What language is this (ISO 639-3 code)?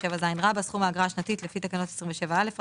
heb